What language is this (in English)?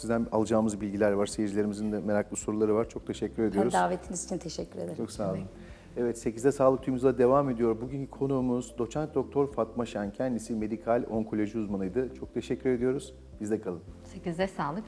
Turkish